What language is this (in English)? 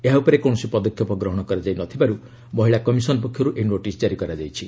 Odia